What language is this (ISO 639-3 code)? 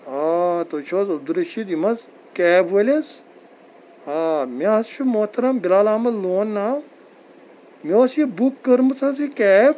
kas